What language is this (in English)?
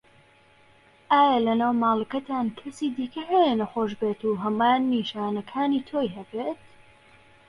Central Kurdish